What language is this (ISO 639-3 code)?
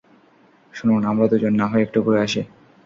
ben